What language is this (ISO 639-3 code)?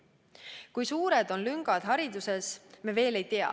est